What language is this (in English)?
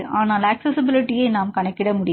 Tamil